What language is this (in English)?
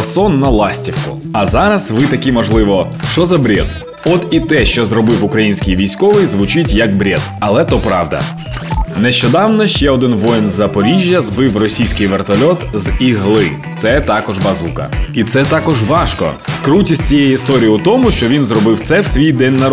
Ukrainian